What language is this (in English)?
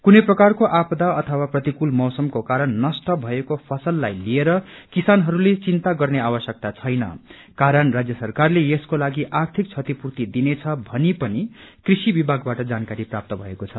Nepali